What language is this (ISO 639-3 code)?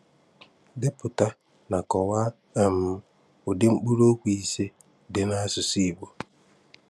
ibo